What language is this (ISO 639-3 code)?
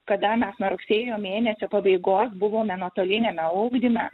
lit